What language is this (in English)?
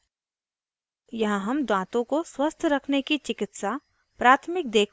Hindi